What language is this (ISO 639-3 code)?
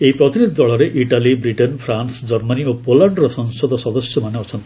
ori